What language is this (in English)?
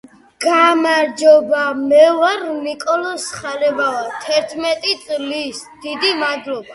Georgian